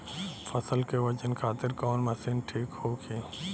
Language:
Bhojpuri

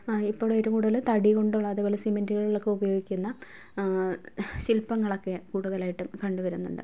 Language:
Malayalam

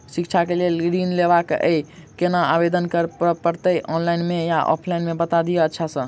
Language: Maithili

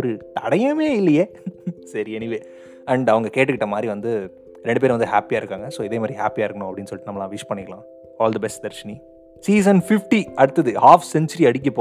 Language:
Tamil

